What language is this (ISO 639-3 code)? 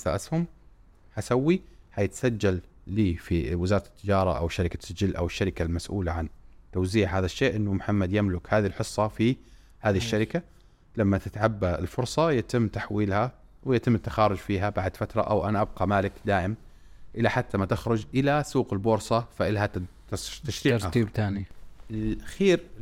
ara